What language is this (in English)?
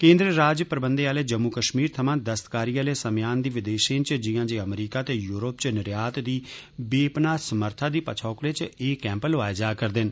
Dogri